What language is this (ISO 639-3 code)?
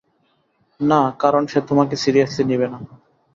ben